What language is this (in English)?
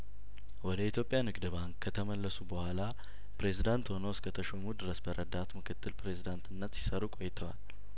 Amharic